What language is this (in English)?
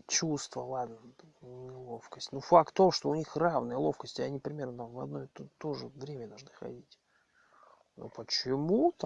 Russian